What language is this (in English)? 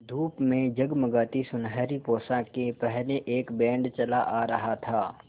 Hindi